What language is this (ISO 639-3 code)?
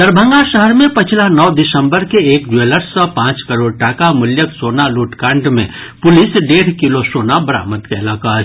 mai